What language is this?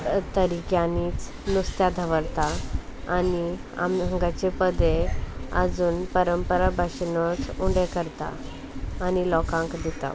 Konkani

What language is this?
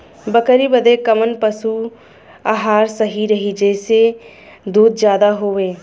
Bhojpuri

